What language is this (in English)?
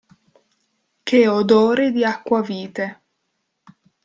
Italian